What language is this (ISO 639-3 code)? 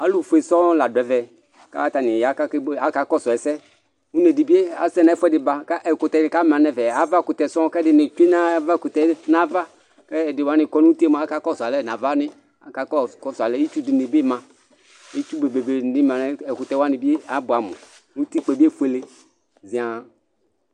kpo